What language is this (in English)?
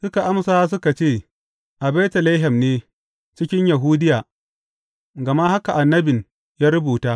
Hausa